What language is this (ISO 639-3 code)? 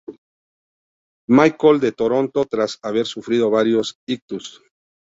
spa